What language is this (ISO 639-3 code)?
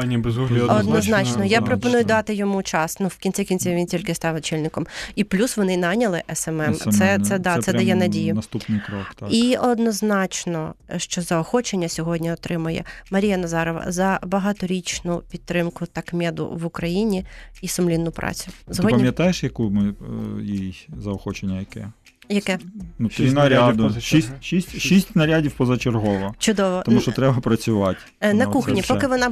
ukr